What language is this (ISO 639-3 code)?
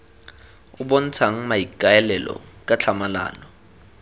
tsn